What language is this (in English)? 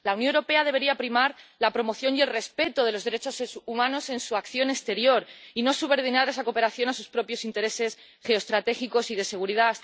Spanish